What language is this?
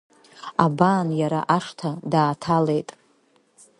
Abkhazian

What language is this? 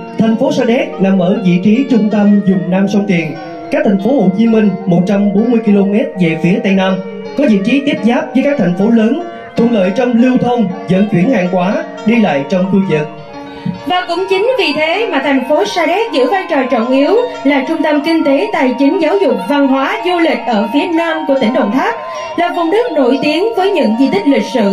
Vietnamese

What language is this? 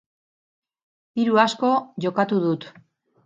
Basque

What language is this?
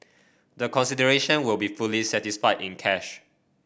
English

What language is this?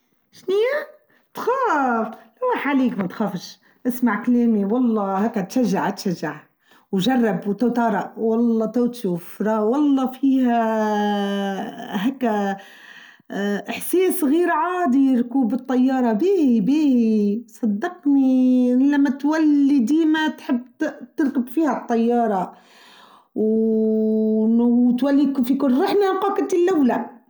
Tunisian Arabic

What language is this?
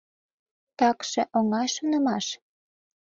Mari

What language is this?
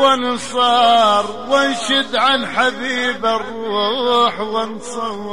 Arabic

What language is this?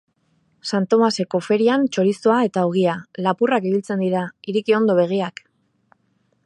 Basque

